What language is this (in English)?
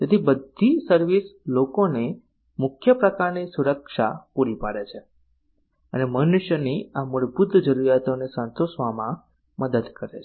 Gujarati